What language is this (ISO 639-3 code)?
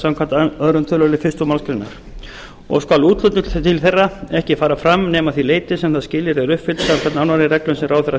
isl